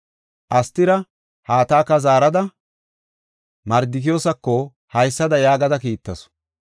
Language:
Gofa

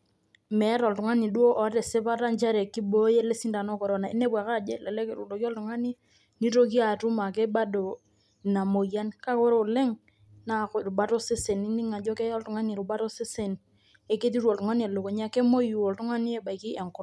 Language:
Masai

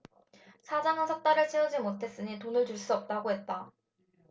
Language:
Korean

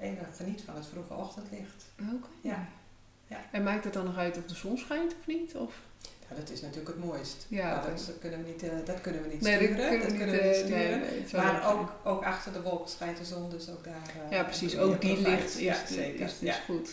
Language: Dutch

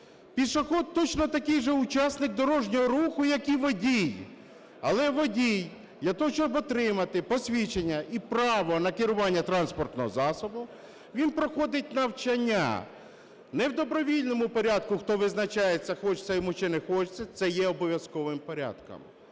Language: Ukrainian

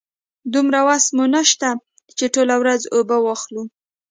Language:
Pashto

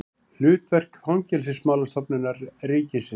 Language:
Icelandic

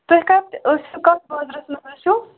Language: Kashmiri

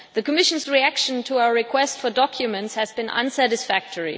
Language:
English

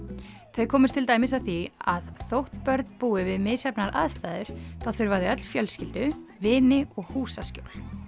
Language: Icelandic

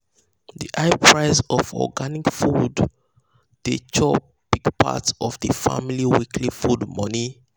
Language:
Nigerian Pidgin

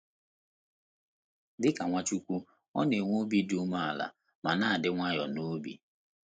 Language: Igbo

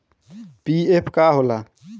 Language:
Bhojpuri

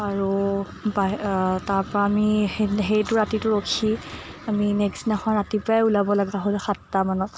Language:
Assamese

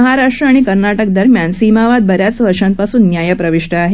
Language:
Marathi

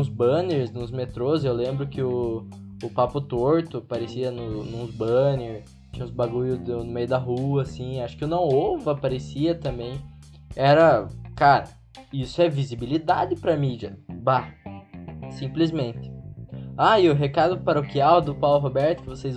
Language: Portuguese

